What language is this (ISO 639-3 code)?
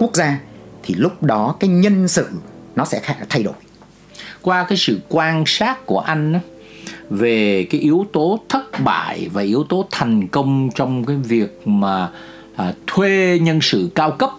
vie